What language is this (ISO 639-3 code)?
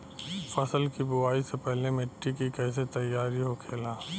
bho